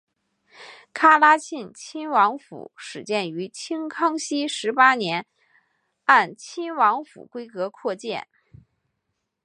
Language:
Chinese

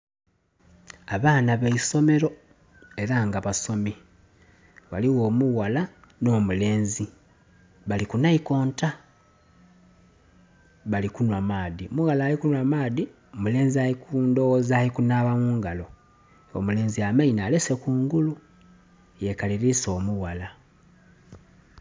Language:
Soga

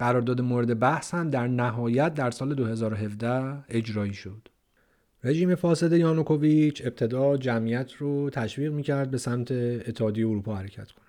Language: Persian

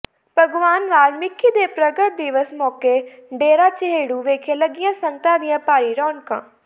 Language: Punjabi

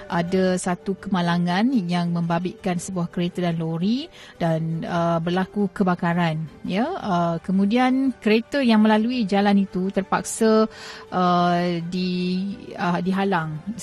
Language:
Malay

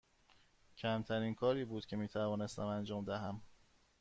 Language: Persian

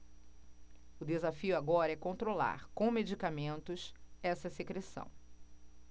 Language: Portuguese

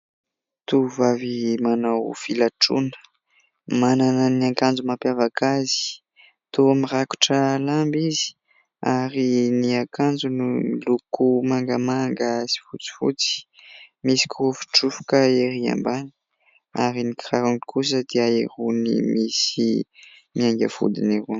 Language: Malagasy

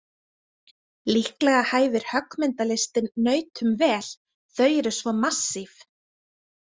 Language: Icelandic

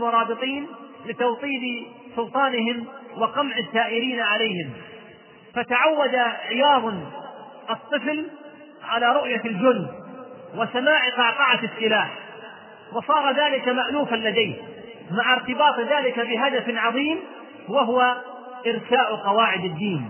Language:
Arabic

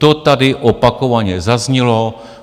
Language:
Czech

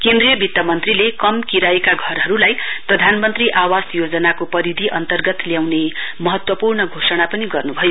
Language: Nepali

